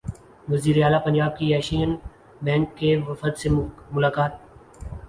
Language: Urdu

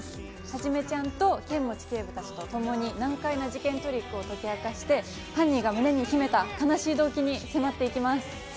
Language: Japanese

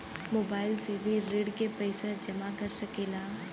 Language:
Bhojpuri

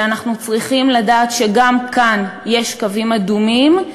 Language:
Hebrew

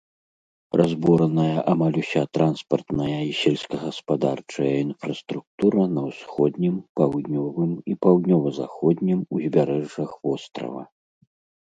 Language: Belarusian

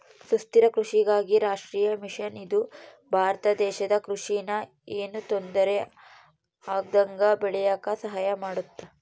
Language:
Kannada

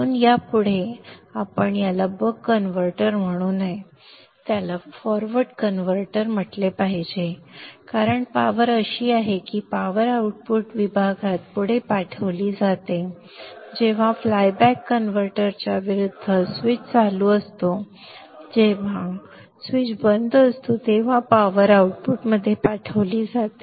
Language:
Marathi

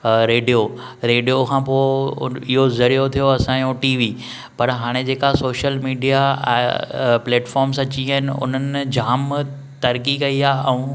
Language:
Sindhi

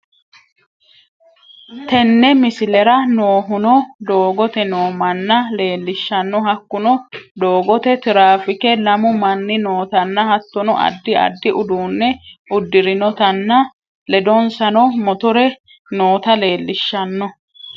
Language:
Sidamo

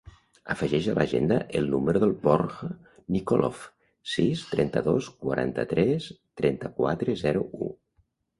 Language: Catalan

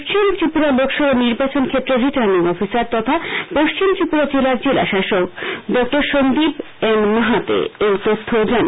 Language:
Bangla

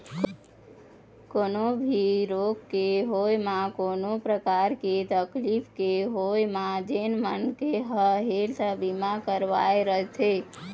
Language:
Chhattisgarhi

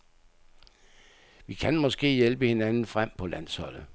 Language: Danish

